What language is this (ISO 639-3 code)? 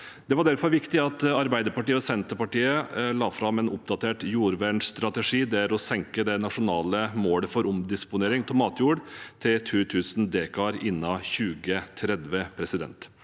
nor